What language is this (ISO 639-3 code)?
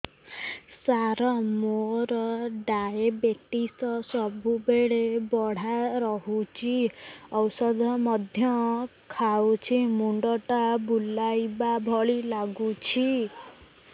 ori